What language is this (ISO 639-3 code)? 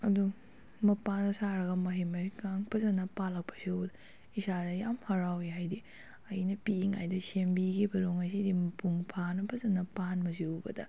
mni